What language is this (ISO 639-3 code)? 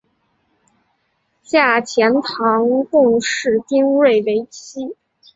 zho